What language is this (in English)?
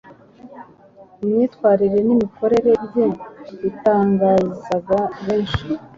Kinyarwanda